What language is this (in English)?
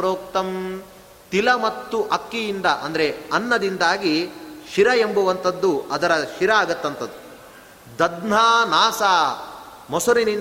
Kannada